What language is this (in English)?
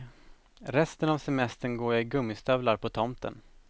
Swedish